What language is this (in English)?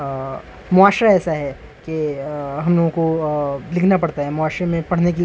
Urdu